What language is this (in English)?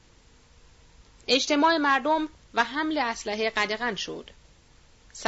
Persian